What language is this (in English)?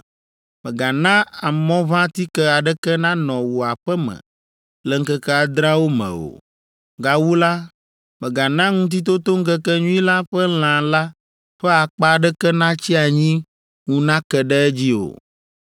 Ewe